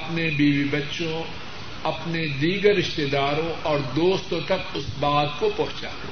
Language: Urdu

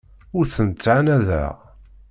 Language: Kabyle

